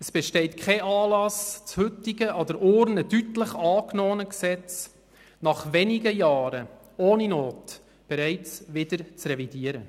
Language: Swiss German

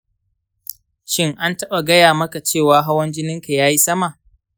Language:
Hausa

